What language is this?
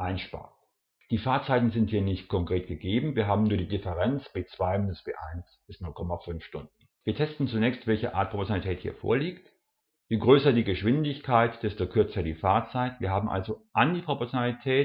German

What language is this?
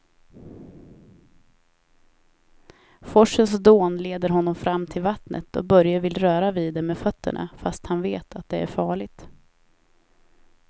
Swedish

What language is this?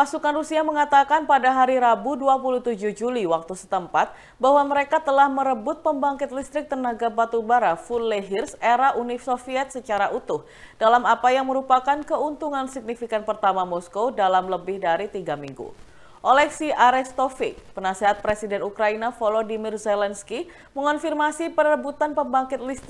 Indonesian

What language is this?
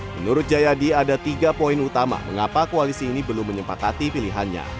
Indonesian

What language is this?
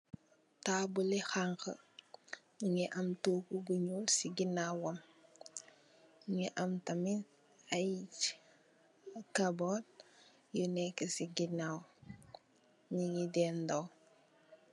Wolof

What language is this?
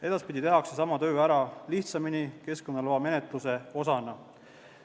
Estonian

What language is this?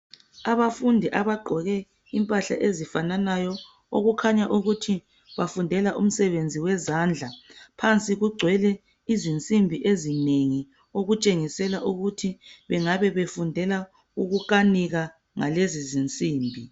North Ndebele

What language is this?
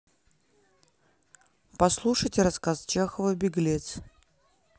Russian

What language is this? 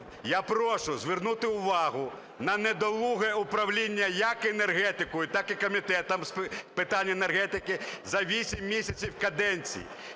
Ukrainian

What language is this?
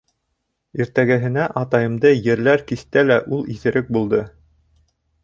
Bashkir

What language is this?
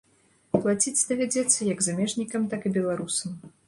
Belarusian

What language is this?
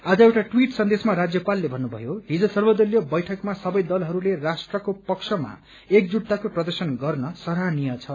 Nepali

